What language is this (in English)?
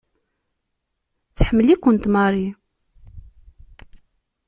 Kabyle